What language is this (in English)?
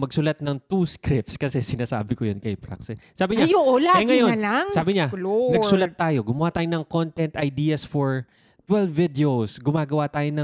Filipino